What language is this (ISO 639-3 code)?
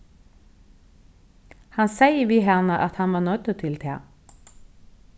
fao